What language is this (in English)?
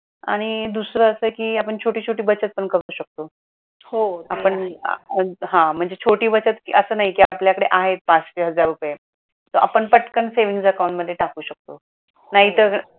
Marathi